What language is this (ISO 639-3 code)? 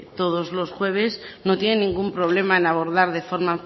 spa